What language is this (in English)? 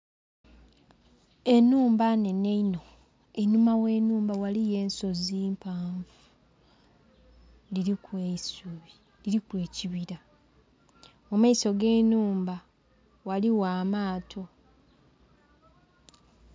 Soga